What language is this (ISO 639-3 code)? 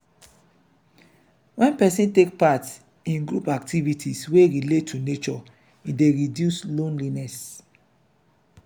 pcm